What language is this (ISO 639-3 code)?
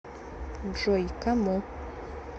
rus